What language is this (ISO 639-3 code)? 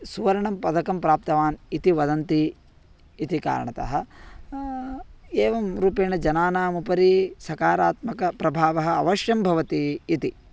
san